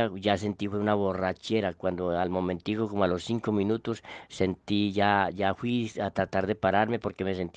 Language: Spanish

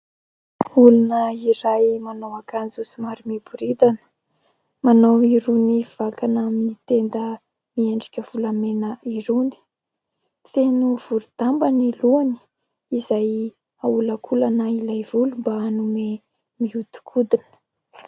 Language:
Malagasy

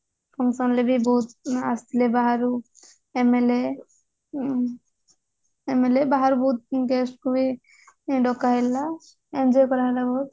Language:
Odia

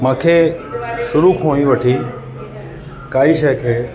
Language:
Sindhi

